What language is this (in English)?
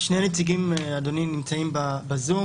Hebrew